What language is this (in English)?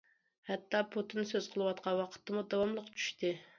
Uyghur